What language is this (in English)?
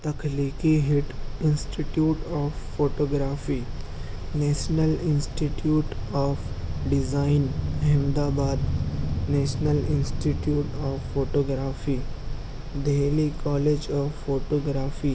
Urdu